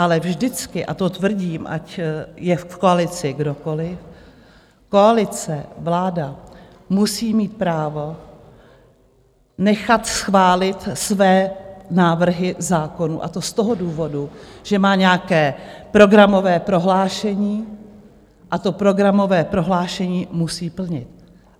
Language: Czech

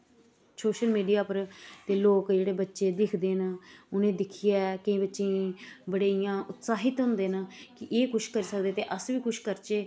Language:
Dogri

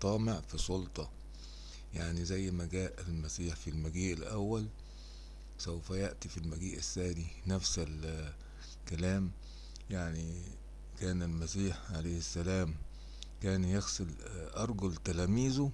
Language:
Arabic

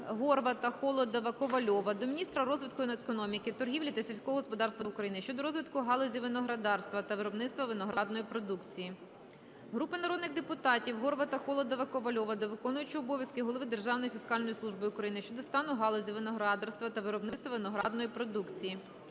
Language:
Ukrainian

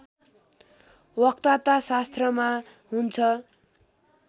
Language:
Nepali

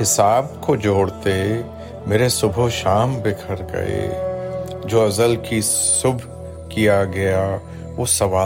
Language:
Urdu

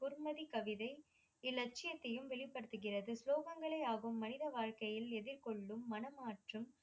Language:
Tamil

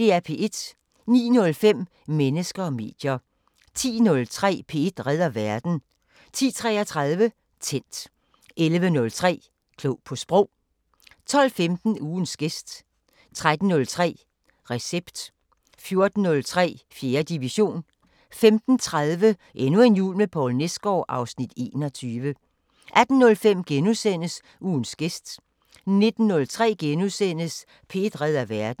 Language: Danish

